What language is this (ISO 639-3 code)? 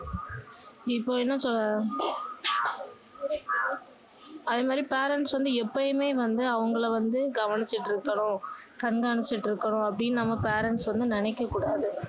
tam